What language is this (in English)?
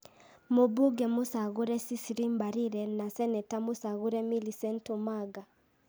Kikuyu